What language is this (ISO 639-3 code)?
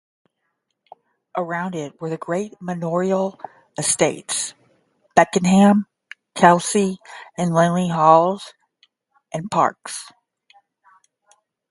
eng